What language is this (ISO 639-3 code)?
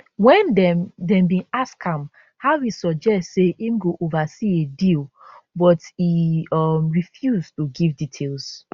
pcm